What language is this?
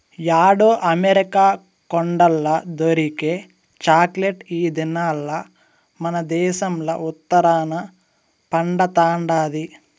Telugu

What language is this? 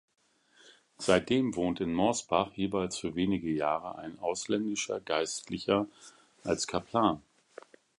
German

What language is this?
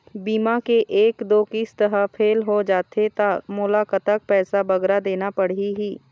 Chhattisgarhi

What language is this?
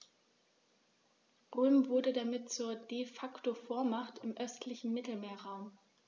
German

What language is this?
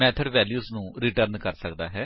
Punjabi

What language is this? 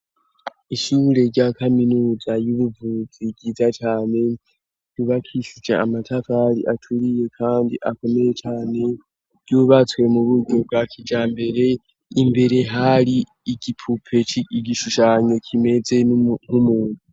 Rundi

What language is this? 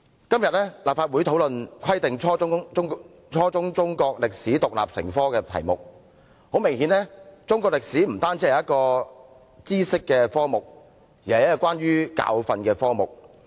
Cantonese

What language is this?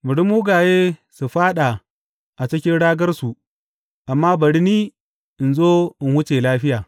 Hausa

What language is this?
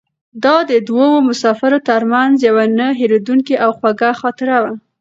Pashto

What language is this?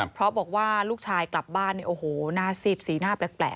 Thai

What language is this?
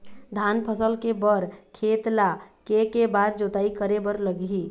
Chhattisgarhi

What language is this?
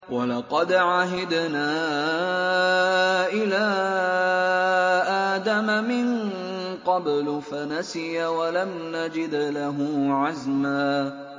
Arabic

